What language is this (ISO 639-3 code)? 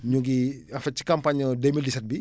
wol